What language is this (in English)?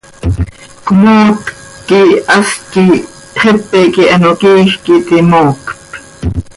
Seri